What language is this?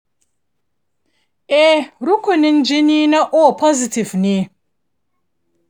Hausa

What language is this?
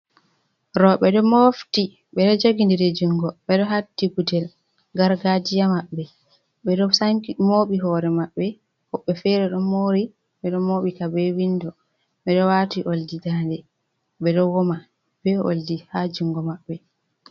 Fula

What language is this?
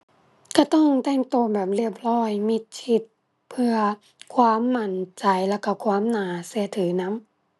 Thai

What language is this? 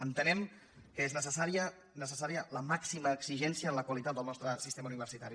Catalan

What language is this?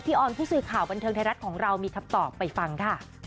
Thai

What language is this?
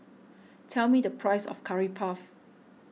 English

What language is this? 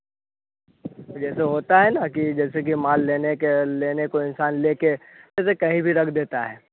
Hindi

